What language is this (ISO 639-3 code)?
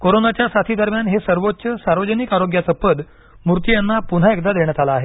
mar